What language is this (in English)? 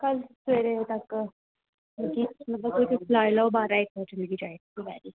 Dogri